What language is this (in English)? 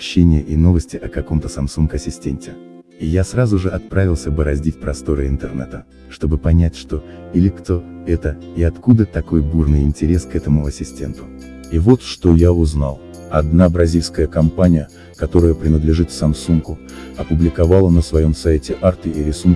Russian